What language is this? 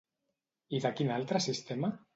Catalan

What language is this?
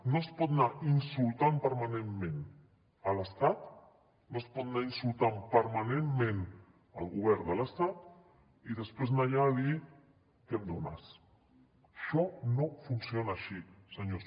Catalan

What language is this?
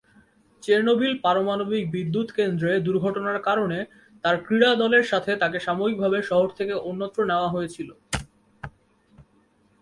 Bangla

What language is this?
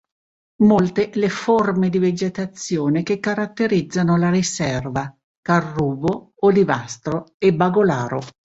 Italian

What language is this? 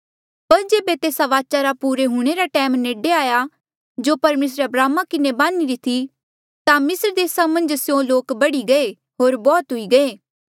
Mandeali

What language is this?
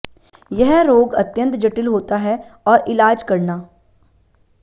Hindi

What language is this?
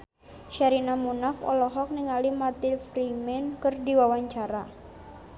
Sundanese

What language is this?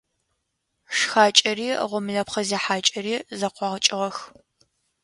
Adyghe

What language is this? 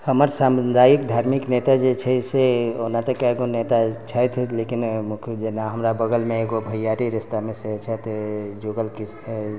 Maithili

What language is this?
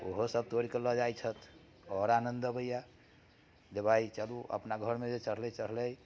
Maithili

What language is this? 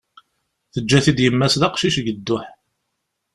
Kabyle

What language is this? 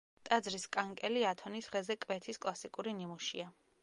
Georgian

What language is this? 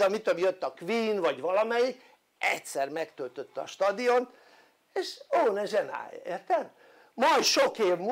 Hungarian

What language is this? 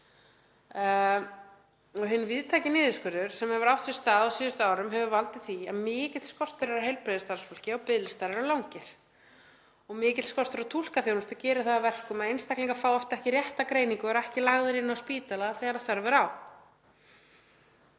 Icelandic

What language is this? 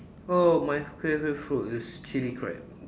English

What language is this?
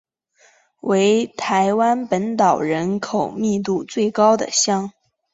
Chinese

